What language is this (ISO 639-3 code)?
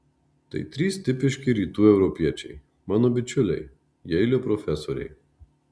lit